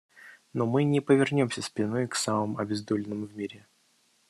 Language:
Russian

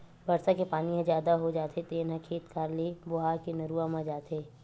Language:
Chhattisgarhi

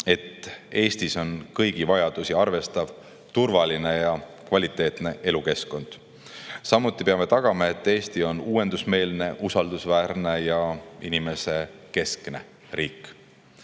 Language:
Estonian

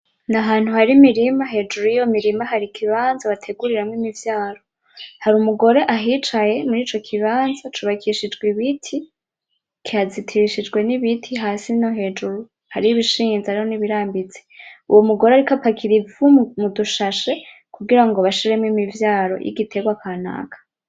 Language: Rundi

